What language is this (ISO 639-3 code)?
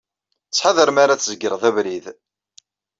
kab